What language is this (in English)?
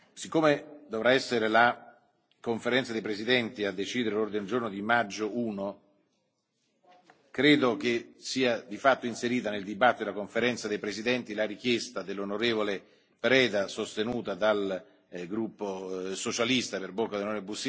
Italian